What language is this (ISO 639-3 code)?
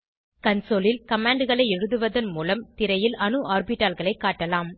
tam